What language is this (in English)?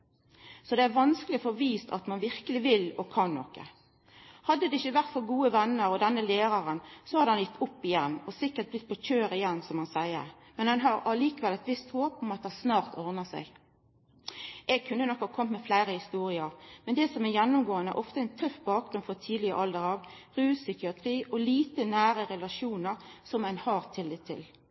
Norwegian Nynorsk